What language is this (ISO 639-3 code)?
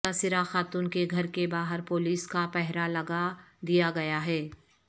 urd